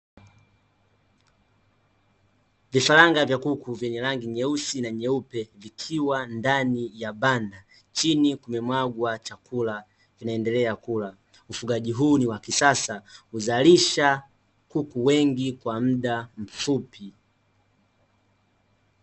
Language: Swahili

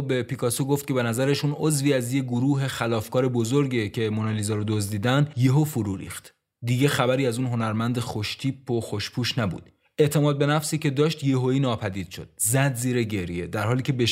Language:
Persian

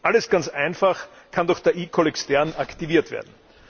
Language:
German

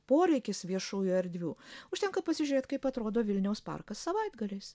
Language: Lithuanian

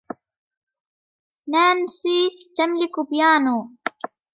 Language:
Arabic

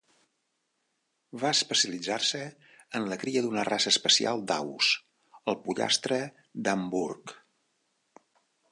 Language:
Catalan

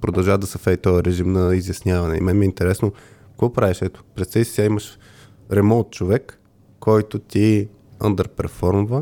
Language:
Bulgarian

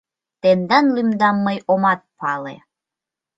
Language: Mari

